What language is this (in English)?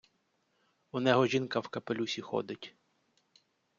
Ukrainian